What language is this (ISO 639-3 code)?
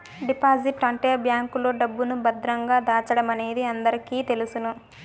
tel